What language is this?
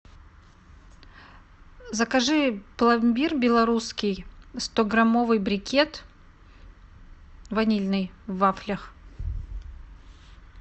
Russian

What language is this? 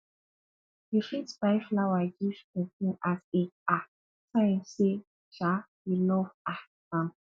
Nigerian Pidgin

